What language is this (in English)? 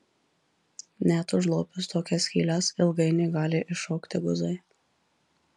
Lithuanian